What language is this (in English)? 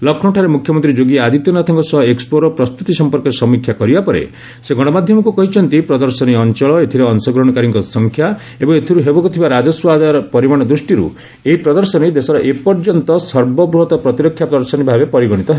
Odia